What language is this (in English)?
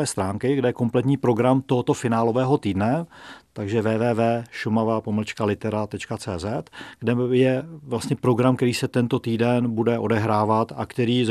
Czech